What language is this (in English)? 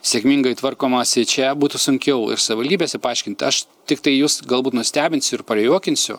Lithuanian